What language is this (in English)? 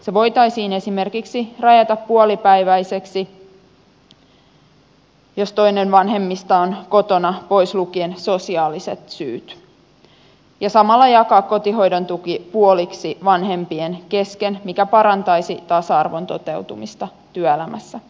Finnish